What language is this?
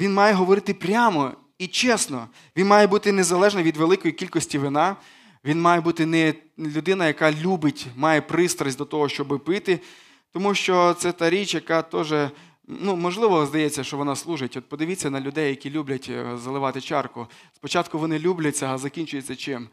Ukrainian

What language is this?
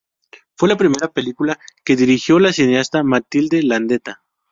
Spanish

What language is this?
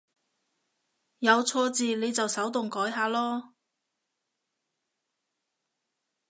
Cantonese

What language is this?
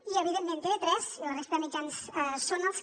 Catalan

